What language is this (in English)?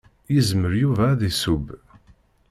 Kabyle